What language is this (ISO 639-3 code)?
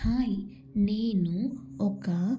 tel